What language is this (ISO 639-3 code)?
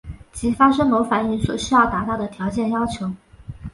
zho